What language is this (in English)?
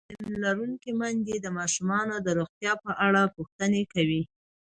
Pashto